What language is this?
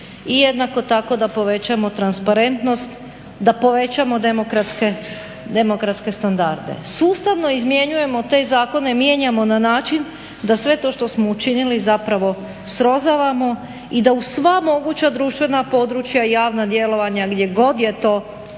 Croatian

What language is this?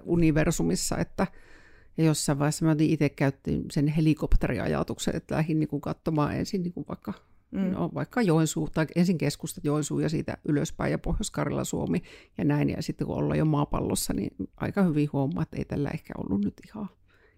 Finnish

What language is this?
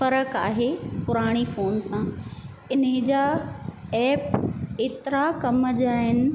Sindhi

